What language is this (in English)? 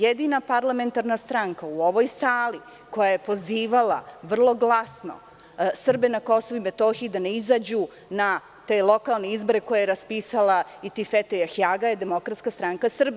Serbian